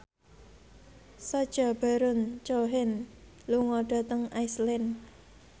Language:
Javanese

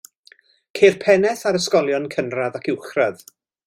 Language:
Welsh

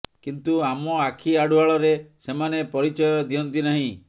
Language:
Odia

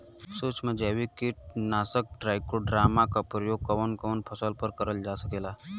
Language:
Bhojpuri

